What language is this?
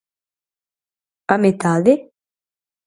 Galician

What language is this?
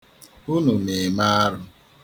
Igbo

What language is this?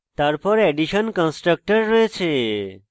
Bangla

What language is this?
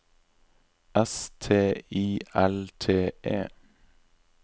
Norwegian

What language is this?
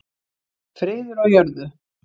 Icelandic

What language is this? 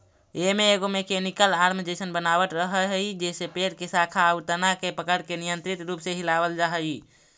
Magahi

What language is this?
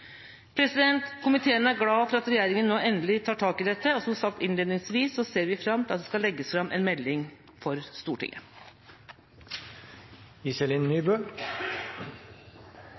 Norwegian Bokmål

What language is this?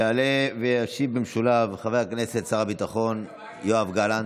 Hebrew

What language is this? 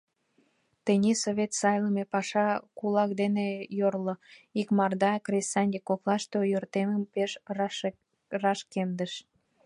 Mari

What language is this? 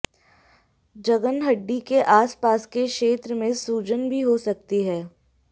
Hindi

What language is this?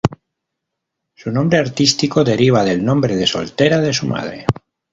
Spanish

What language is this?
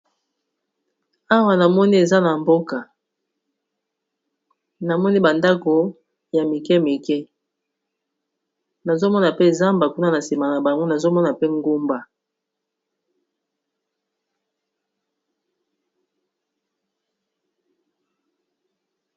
Lingala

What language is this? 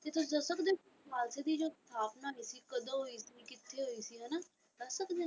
Punjabi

